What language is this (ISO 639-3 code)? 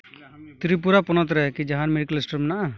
sat